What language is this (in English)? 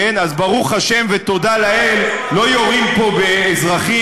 Hebrew